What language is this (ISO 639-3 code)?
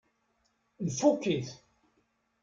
kab